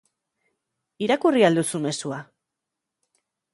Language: Basque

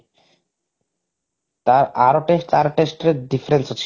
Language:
Odia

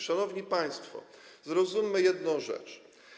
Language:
Polish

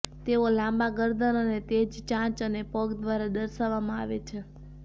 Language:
Gujarati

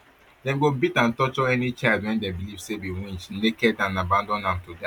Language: Nigerian Pidgin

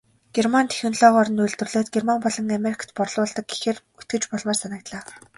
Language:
Mongolian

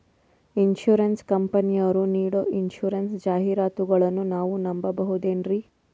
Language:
Kannada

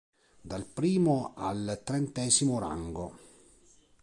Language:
Italian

